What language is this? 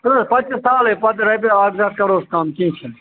Kashmiri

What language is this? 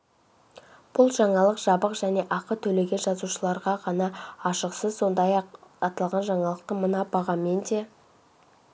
Kazakh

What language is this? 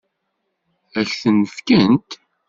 Kabyle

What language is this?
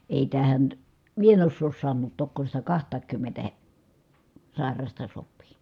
Finnish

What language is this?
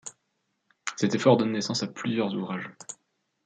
French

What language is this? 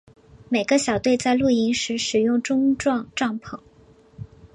Chinese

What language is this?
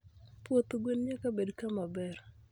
Luo (Kenya and Tanzania)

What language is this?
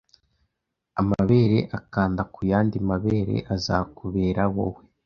Kinyarwanda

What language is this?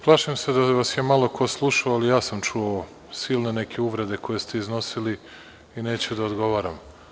Serbian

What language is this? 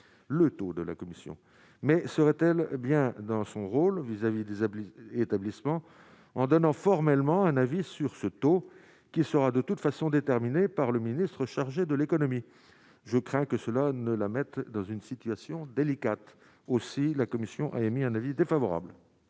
French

